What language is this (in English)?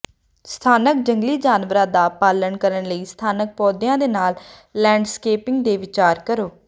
Punjabi